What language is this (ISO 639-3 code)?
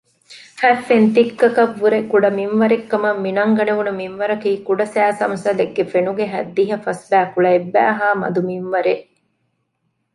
div